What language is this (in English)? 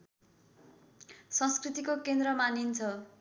Nepali